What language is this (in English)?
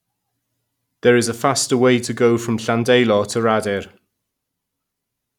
English